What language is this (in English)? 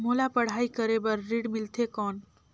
Chhattisgarhi